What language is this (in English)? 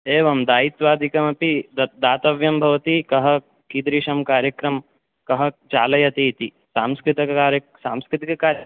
Sanskrit